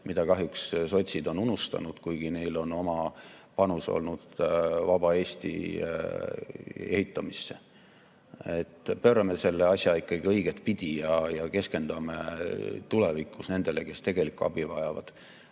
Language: Estonian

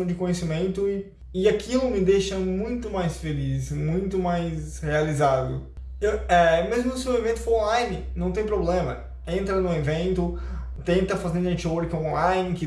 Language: Portuguese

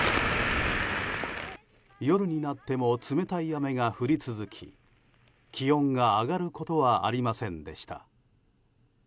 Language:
Japanese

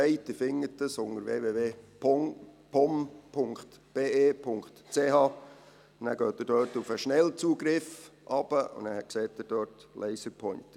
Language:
Swiss German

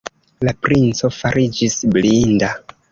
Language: Esperanto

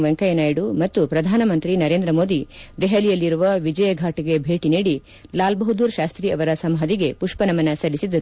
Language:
Kannada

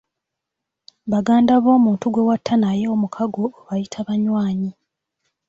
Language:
Ganda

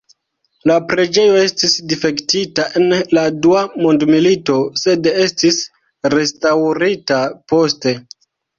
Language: Esperanto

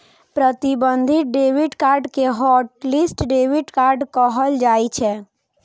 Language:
Maithili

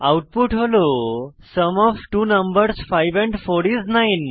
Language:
Bangla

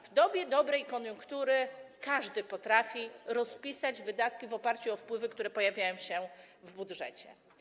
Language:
Polish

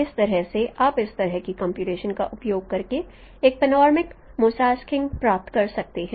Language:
Hindi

